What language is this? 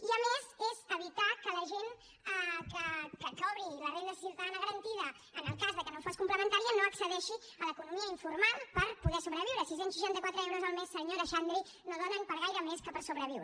Catalan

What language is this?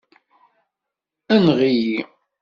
Kabyle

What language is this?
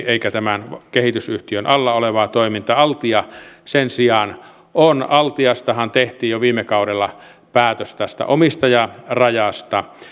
Finnish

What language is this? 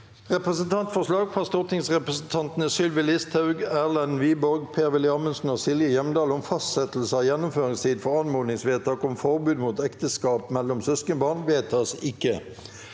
Norwegian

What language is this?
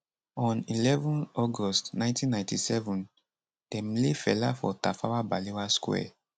Nigerian Pidgin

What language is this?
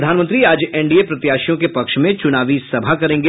Hindi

